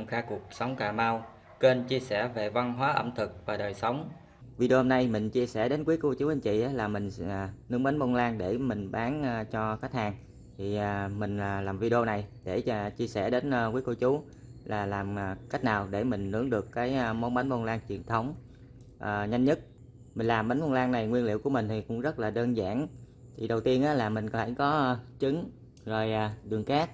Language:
Vietnamese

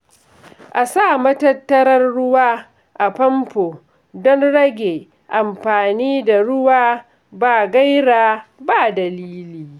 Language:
Hausa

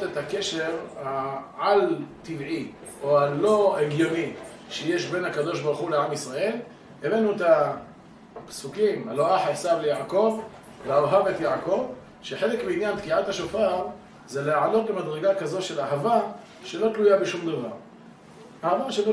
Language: Hebrew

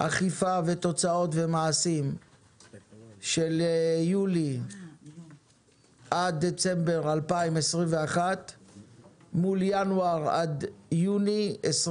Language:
Hebrew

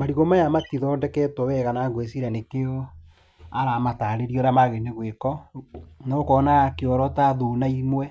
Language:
Kikuyu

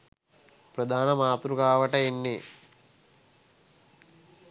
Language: Sinhala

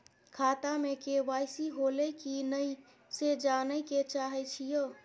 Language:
Maithili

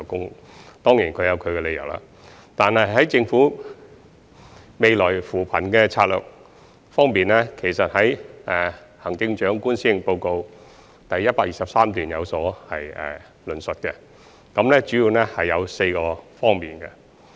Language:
Cantonese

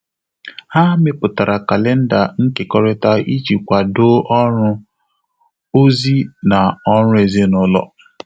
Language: Igbo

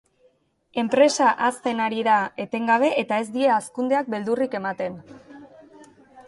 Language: Basque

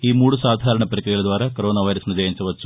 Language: Telugu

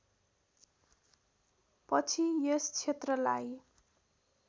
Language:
Nepali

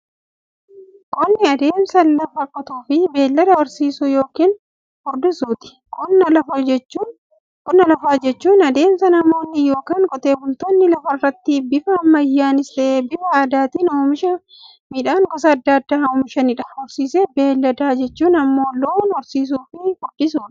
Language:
Oromo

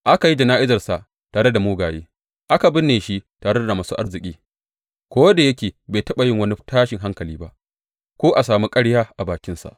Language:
Hausa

